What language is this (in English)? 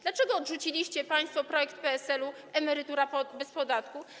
Polish